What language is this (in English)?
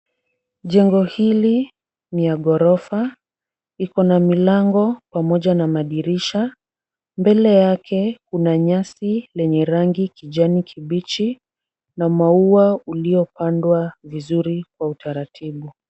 Swahili